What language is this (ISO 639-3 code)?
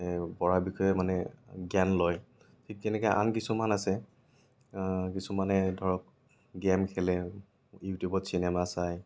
asm